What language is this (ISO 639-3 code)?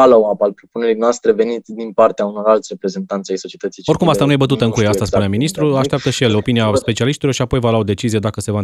ron